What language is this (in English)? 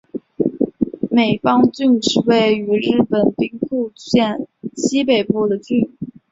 Chinese